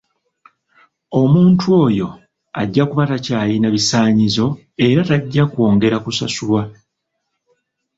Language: Ganda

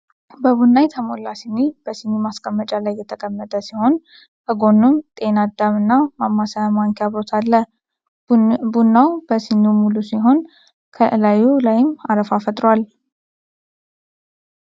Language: Amharic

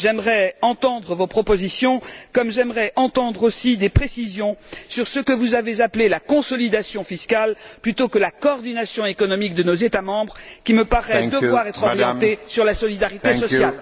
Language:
French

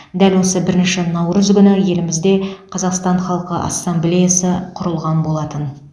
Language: Kazakh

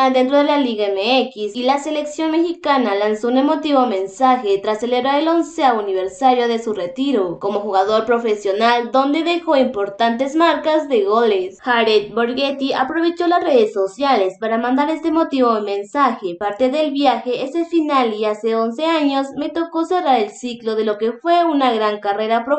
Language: Spanish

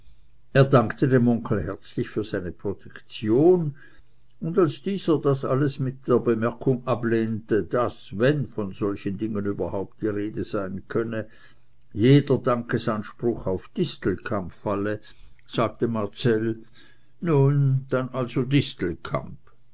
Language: German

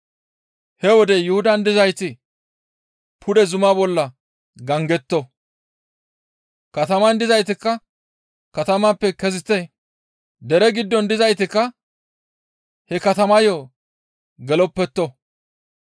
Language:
Gamo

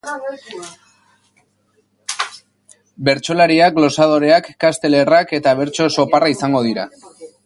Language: Basque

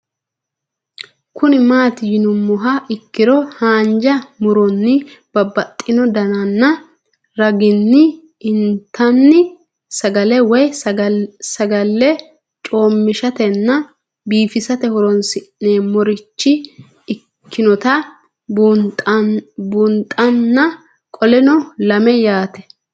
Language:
Sidamo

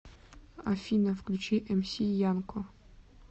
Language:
Russian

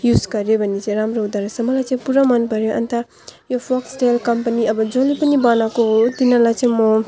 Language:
Nepali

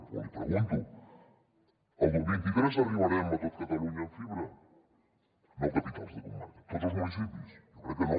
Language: Catalan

